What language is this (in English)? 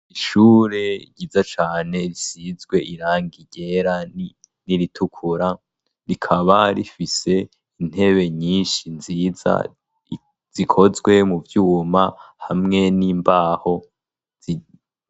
Rundi